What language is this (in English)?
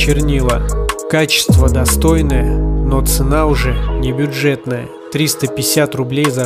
Russian